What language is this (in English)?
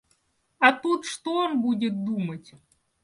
Russian